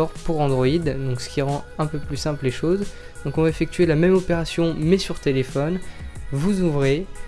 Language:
French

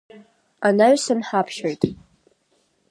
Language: Abkhazian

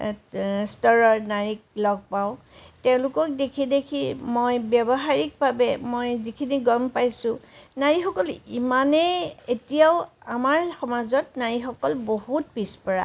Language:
Assamese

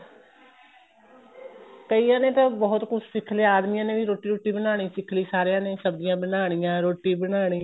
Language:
Punjabi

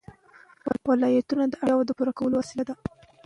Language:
Pashto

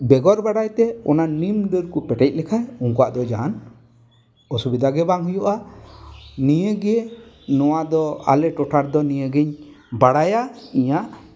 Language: Santali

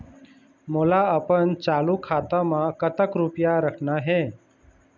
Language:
Chhattisgarhi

